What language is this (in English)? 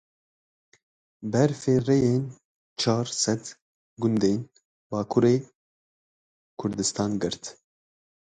Kurdish